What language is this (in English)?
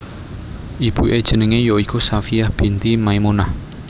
Javanese